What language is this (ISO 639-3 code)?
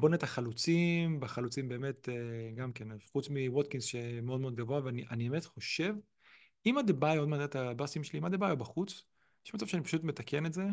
heb